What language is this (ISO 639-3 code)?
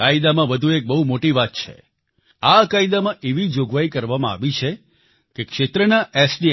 guj